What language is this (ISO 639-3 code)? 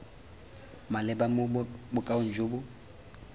tsn